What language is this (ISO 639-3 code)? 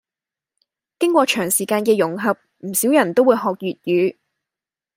yue